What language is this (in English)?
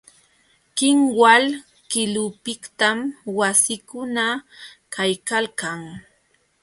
Jauja Wanca Quechua